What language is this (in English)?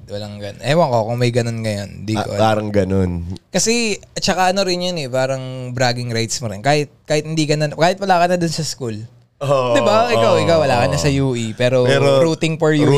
Filipino